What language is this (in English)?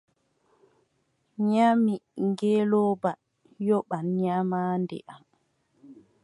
Adamawa Fulfulde